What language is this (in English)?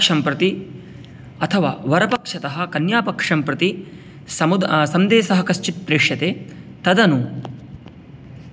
Sanskrit